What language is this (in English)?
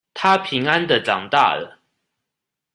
Chinese